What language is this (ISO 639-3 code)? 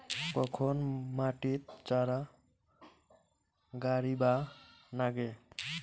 ben